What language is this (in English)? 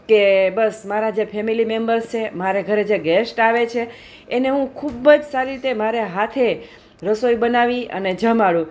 Gujarati